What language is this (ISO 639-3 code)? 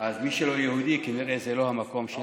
heb